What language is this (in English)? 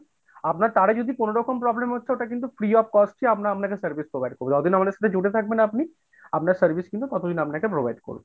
Bangla